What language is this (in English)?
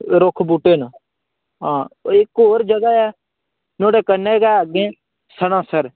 Dogri